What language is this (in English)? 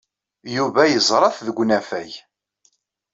Kabyle